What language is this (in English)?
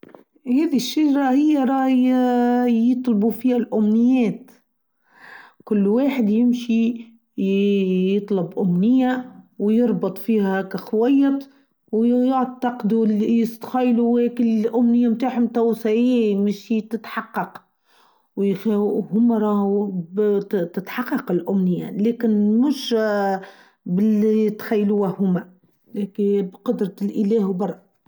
Tunisian Arabic